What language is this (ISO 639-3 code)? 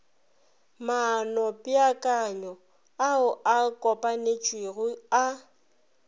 nso